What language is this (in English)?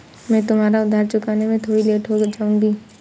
Hindi